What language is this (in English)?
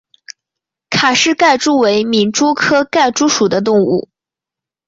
Chinese